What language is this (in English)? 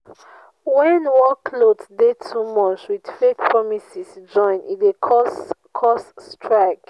Nigerian Pidgin